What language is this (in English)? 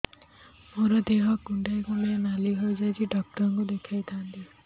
Odia